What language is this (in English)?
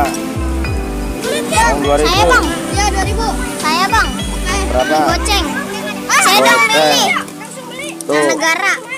Indonesian